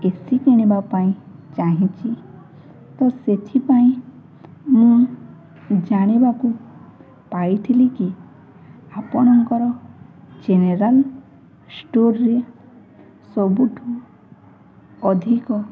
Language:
Odia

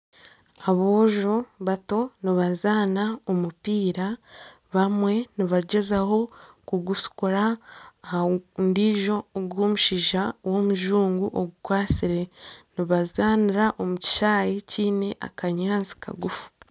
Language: Nyankole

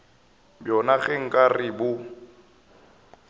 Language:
Northern Sotho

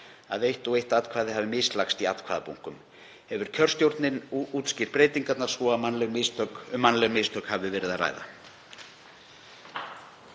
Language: Icelandic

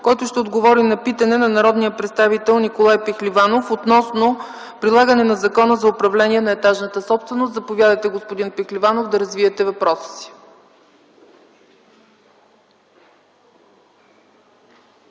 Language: Bulgarian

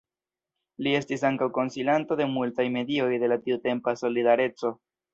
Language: Esperanto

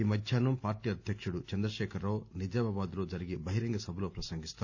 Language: Telugu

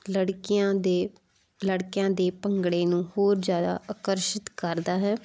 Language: Punjabi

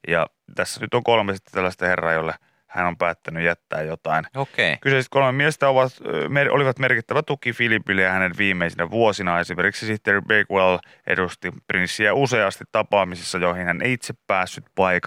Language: Finnish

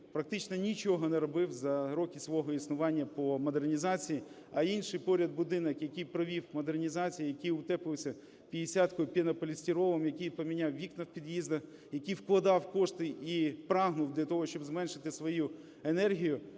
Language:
Ukrainian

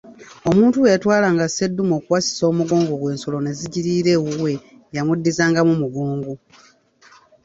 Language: Ganda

